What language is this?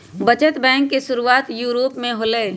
Magahi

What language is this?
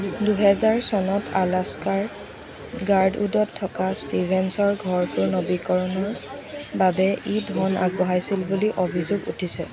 Assamese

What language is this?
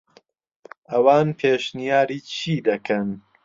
Central Kurdish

